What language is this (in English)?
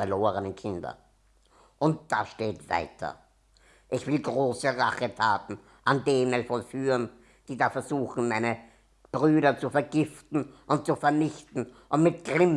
German